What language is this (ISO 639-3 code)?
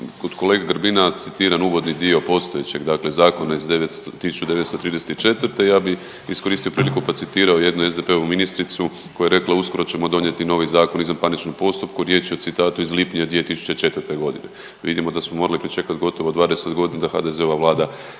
hrv